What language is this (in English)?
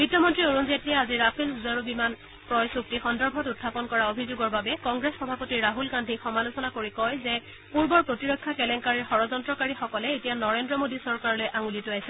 Assamese